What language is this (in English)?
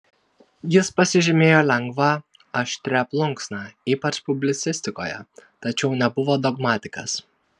Lithuanian